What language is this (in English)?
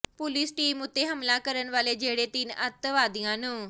Punjabi